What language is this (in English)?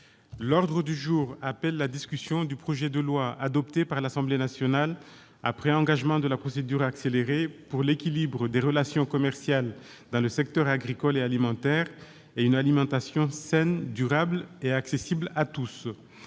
French